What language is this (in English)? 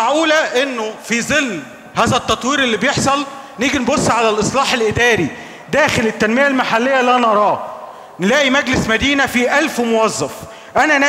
Arabic